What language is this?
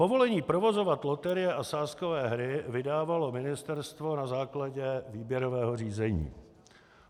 Czech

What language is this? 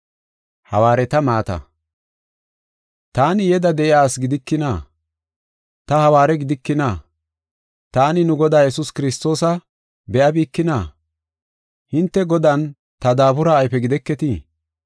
Gofa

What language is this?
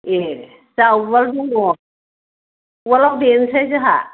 Bodo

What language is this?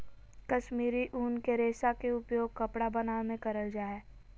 Magahi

